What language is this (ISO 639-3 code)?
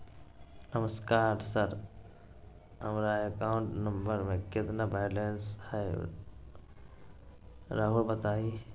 mag